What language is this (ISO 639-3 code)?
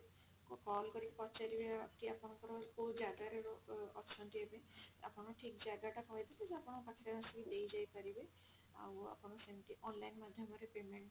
ori